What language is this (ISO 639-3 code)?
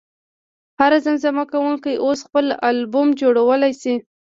pus